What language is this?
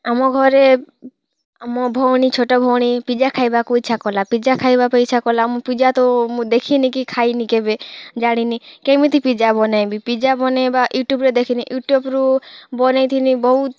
Odia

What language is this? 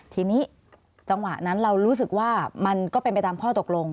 Thai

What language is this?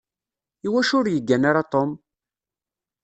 Kabyle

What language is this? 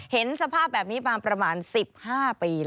Thai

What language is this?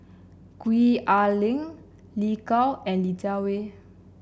English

